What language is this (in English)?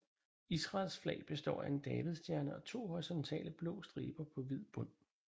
Danish